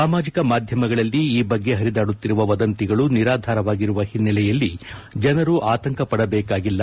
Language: Kannada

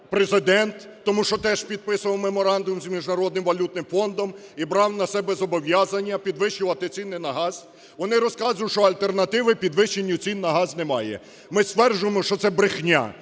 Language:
Ukrainian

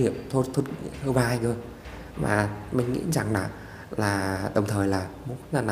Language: Vietnamese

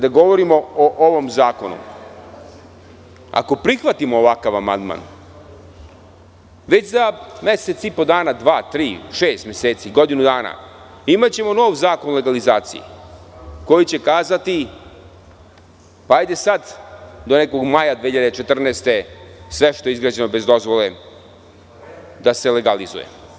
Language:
Serbian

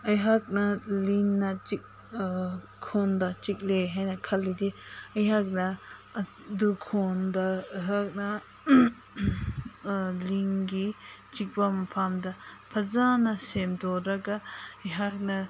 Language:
Manipuri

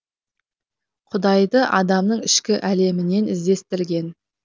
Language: Kazakh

